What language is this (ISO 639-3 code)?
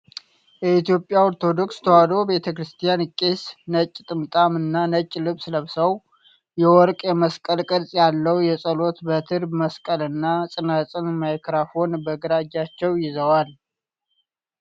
amh